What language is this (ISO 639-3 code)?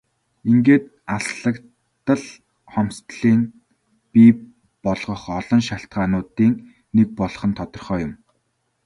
mon